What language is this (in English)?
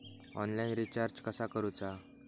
Marathi